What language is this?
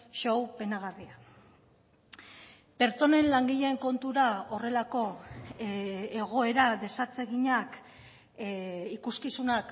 Basque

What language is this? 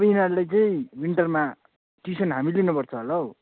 Nepali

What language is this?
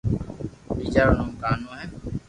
Loarki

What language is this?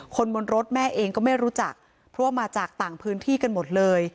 Thai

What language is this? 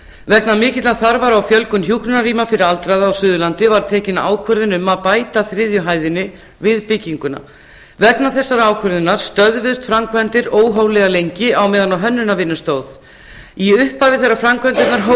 Icelandic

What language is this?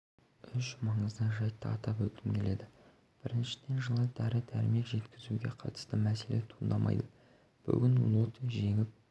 Kazakh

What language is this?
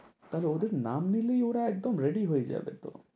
Bangla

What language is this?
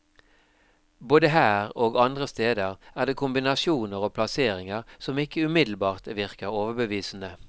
Norwegian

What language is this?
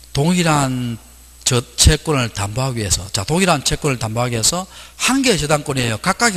Korean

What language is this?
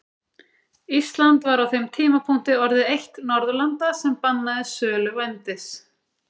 Icelandic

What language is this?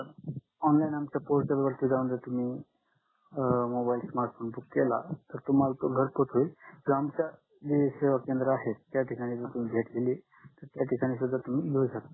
Marathi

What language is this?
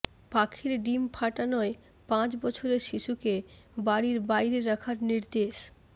Bangla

